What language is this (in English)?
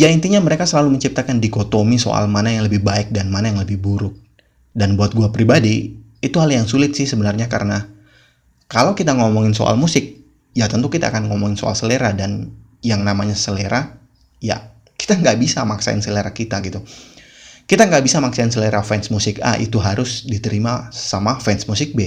Indonesian